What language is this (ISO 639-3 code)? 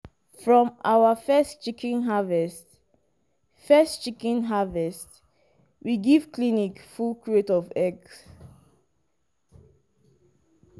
pcm